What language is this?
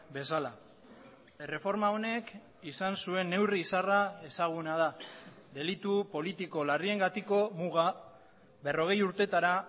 Basque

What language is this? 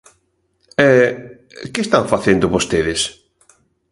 Galician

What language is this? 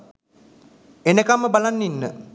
Sinhala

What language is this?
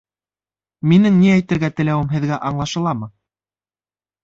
Bashkir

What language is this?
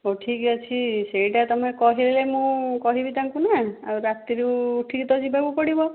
Odia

